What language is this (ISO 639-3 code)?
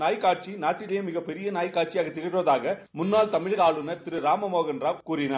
tam